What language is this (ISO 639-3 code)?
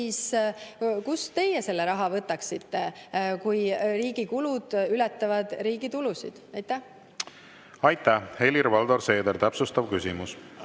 est